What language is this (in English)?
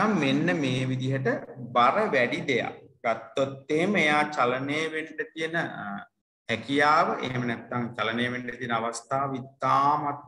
Indonesian